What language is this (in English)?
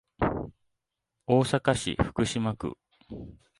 Japanese